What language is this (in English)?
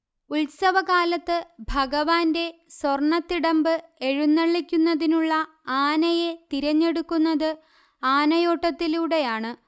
Malayalam